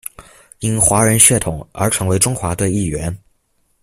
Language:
Chinese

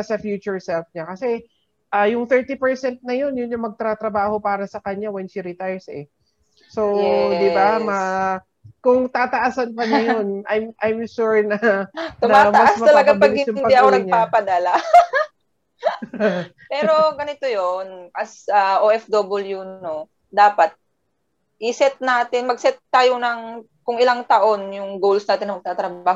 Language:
Filipino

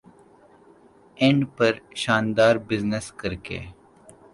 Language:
Urdu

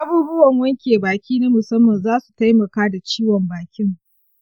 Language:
Hausa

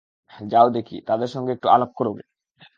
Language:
Bangla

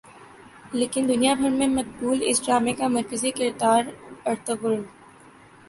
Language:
Urdu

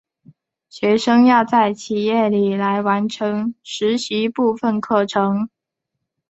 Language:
Chinese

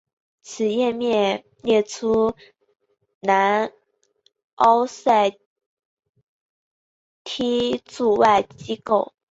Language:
Chinese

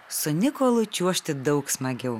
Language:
Lithuanian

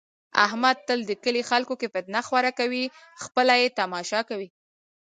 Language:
Pashto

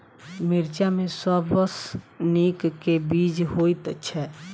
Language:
Maithili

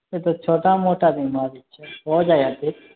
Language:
Maithili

